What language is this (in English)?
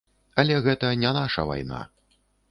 Belarusian